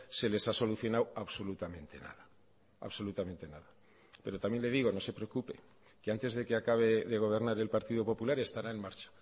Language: Spanish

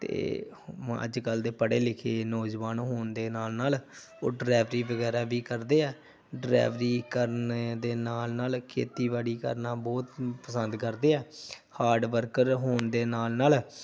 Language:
Punjabi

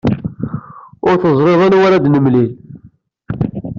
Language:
Kabyle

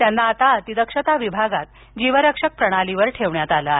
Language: Marathi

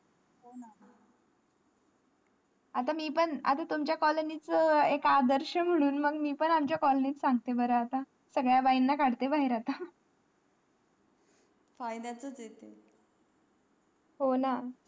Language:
Marathi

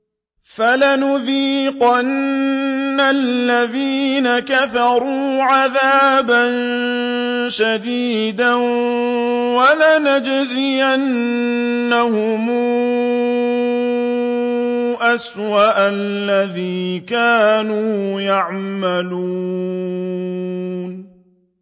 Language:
Arabic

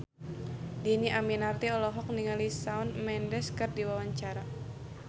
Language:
Sundanese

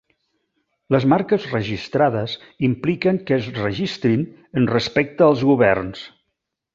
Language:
Catalan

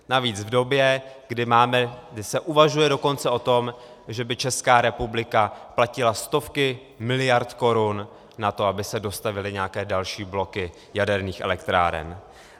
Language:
Czech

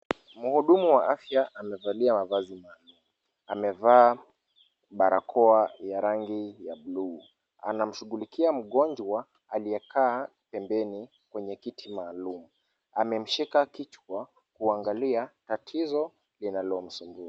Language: Swahili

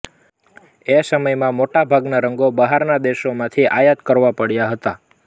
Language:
Gujarati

